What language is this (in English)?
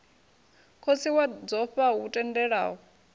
Venda